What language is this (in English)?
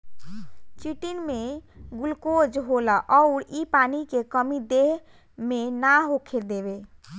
Bhojpuri